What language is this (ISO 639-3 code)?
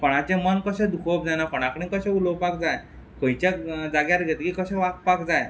kok